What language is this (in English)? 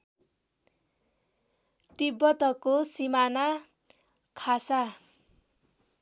Nepali